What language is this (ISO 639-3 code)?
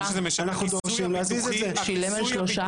heb